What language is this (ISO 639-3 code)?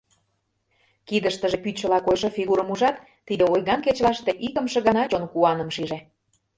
chm